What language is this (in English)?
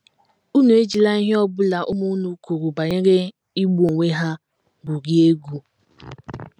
Igbo